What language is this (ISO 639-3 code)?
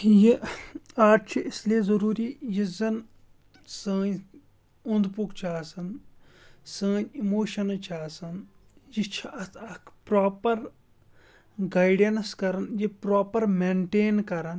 kas